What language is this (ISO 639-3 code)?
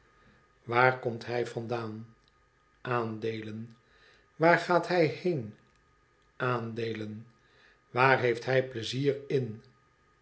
nld